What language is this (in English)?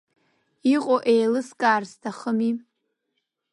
Abkhazian